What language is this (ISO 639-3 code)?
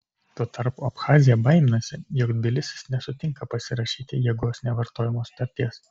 lit